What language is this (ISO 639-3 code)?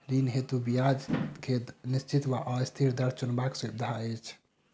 mai